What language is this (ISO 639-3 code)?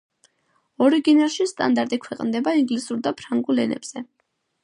kat